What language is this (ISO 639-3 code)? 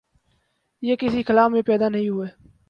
urd